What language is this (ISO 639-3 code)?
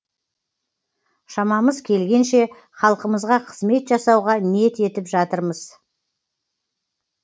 kaz